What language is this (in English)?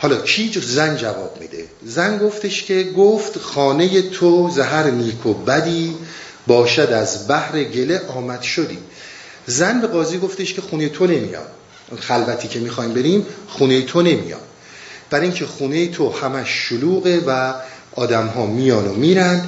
Persian